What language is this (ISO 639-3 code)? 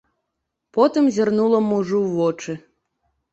bel